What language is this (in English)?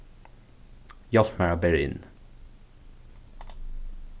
Faroese